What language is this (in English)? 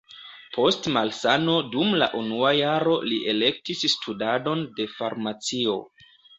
Esperanto